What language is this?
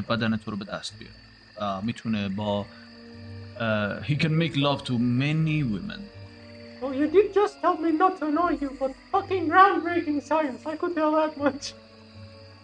Persian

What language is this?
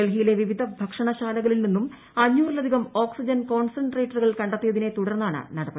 Malayalam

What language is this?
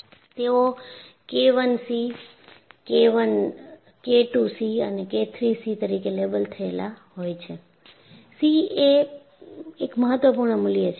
Gujarati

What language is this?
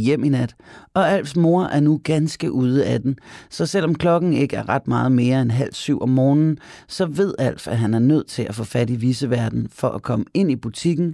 Danish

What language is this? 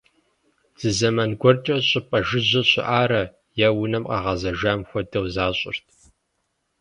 Kabardian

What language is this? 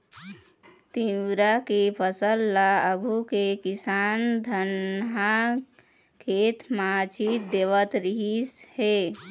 Chhattisgarhi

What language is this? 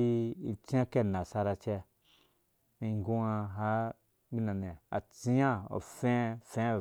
Dũya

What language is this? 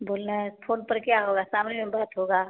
Hindi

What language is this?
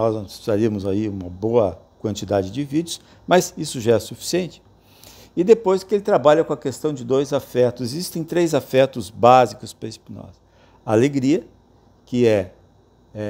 Portuguese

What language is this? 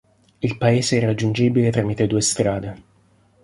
Italian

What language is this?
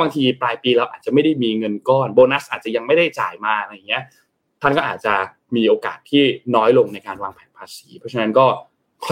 Thai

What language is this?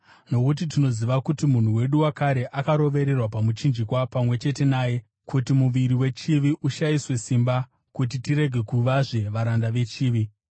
Shona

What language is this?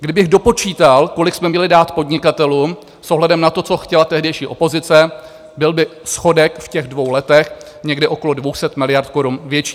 Czech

